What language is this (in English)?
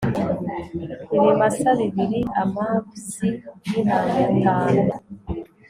Kinyarwanda